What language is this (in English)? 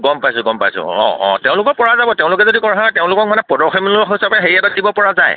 Assamese